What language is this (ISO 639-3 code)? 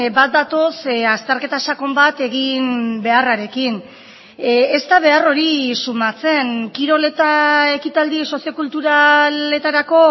eus